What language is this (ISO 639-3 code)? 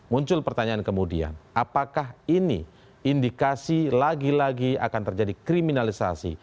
ind